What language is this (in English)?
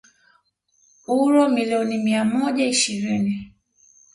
Swahili